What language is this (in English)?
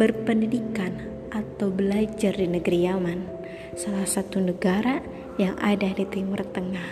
Indonesian